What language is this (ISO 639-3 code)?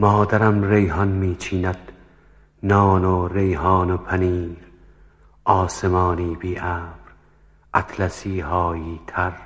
fas